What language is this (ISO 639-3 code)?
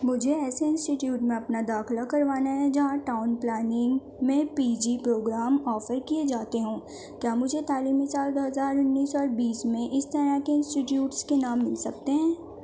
urd